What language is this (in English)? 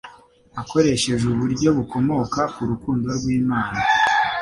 Kinyarwanda